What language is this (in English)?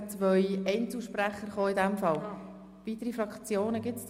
Swiss German